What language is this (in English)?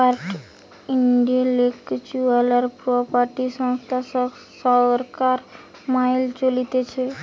Bangla